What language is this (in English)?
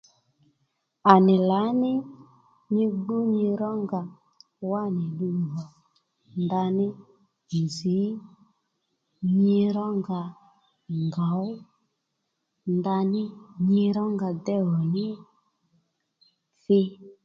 Lendu